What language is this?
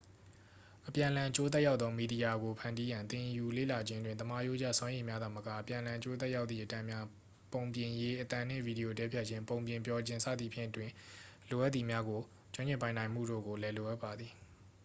Burmese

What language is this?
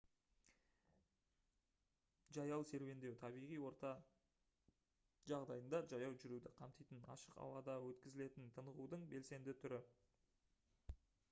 Kazakh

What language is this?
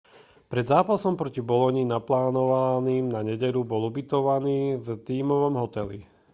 Slovak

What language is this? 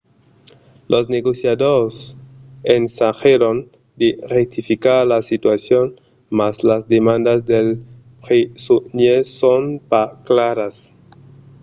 Occitan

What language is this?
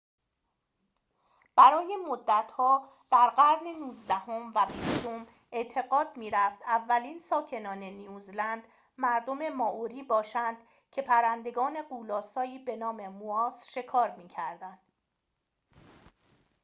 Persian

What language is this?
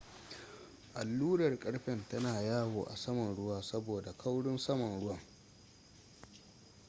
Hausa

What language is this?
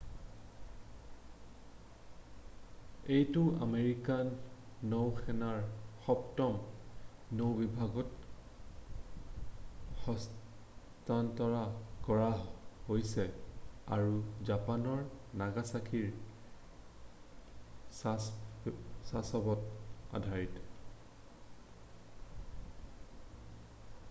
Assamese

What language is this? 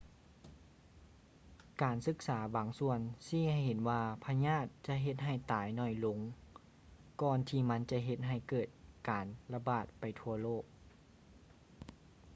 Lao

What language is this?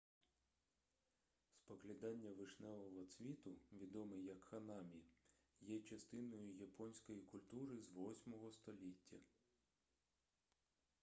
Ukrainian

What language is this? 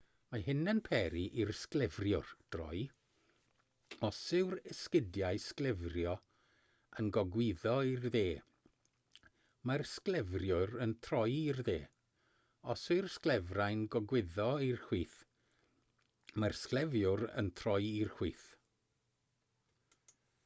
Welsh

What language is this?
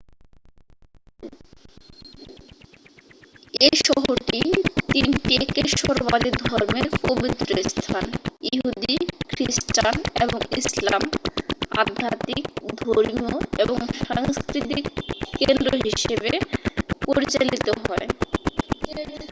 Bangla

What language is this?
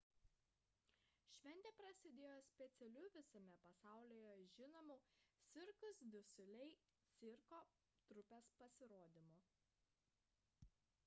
Lithuanian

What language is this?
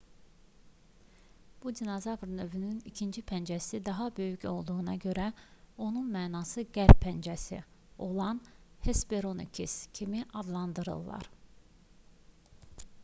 Azerbaijani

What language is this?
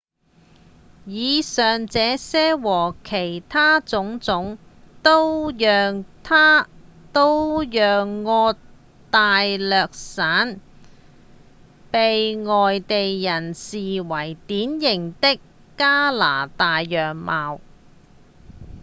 Cantonese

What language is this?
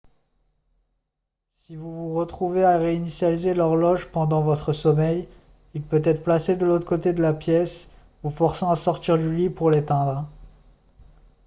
French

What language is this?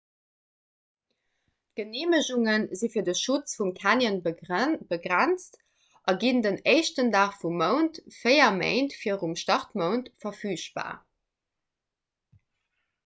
Luxembourgish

